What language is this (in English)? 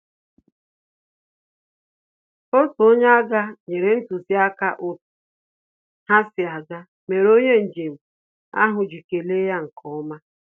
Igbo